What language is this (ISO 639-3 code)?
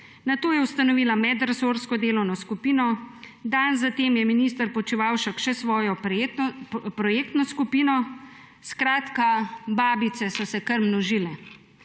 slv